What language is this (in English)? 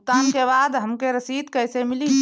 Bhojpuri